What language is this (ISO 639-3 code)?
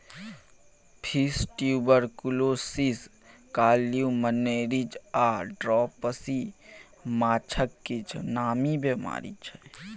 mai